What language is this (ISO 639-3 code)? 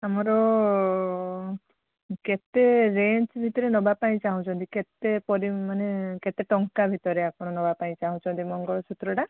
ori